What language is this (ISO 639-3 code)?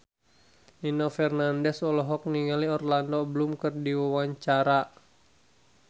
sun